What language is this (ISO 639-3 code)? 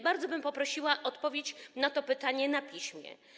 pol